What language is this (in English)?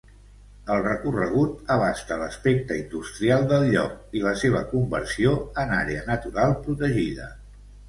Catalan